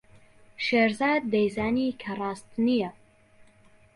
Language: Central Kurdish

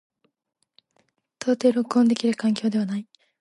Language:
Japanese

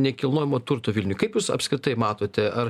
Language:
Lithuanian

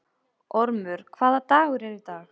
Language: Icelandic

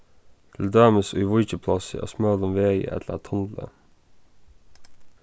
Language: Faroese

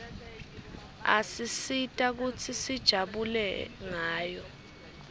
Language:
Swati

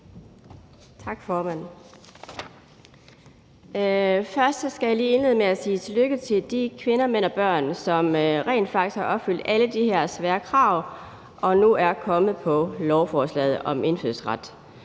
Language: Danish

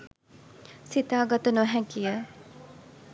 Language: Sinhala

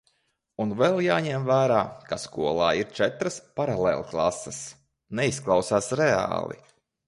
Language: Latvian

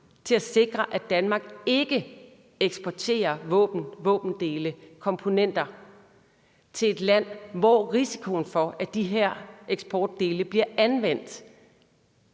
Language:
Danish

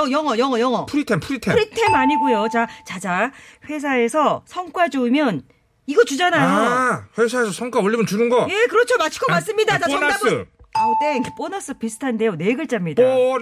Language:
Korean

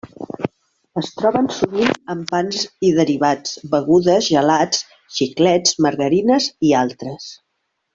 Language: Catalan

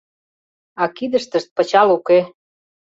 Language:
Mari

